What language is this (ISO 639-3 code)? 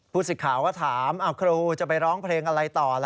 tha